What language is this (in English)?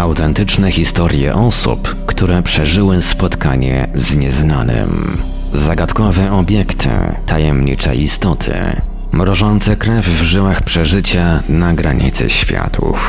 Polish